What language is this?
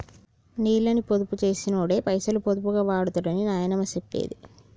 Telugu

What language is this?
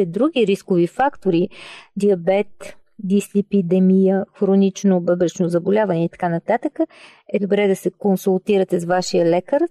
Bulgarian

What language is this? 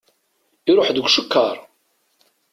Kabyle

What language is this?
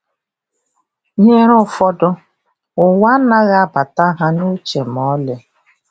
Igbo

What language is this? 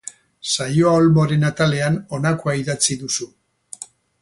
Basque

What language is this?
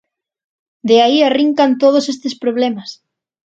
Galician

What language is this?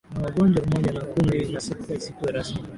Swahili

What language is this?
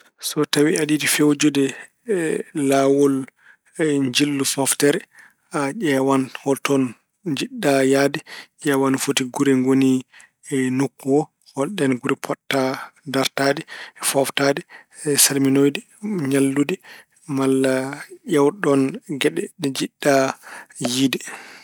Fula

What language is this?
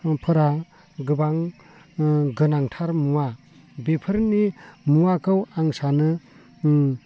Bodo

